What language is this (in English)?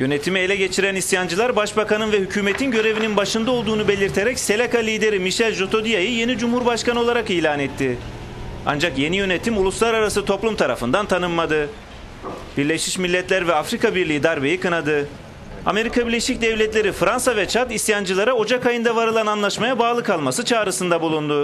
Turkish